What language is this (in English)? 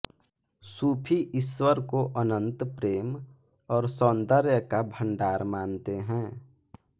Hindi